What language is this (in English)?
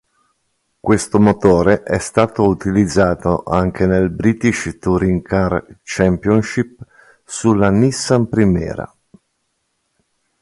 Italian